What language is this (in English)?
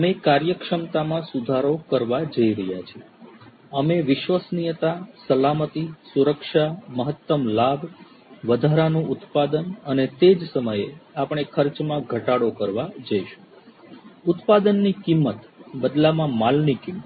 Gujarati